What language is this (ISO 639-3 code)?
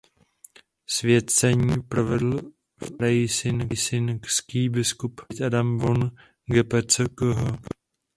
ces